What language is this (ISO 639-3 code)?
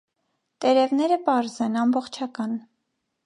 hye